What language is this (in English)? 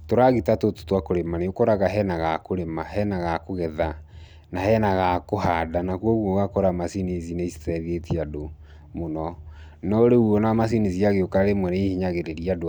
Kikuyu